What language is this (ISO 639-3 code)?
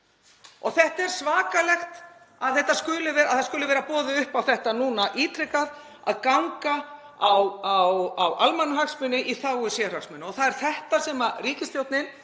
isl